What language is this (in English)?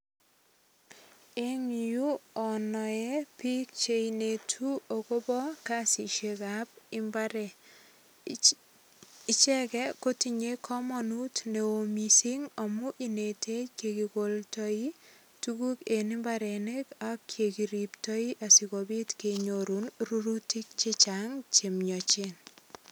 Kalenjin